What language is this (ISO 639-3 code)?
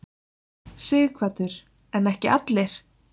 isl